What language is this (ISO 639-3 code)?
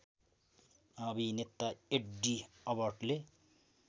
nep